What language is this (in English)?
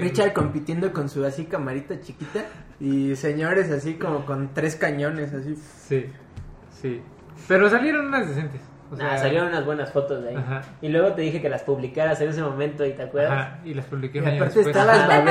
Spanish